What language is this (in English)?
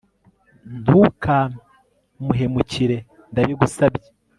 Kinyarwanda